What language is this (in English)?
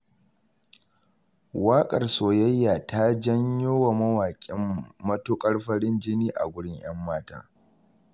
Hausa